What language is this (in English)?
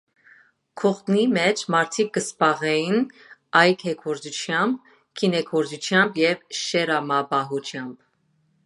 Armenian